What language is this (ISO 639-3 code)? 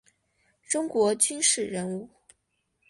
zho